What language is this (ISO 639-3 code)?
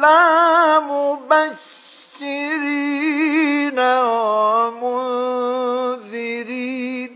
ara